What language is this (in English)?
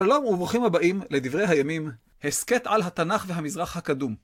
Hebrew